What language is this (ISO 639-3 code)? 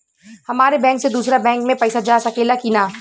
bho